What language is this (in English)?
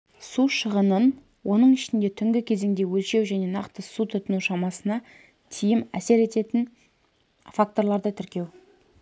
Kazakh